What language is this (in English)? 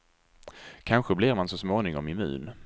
Swedish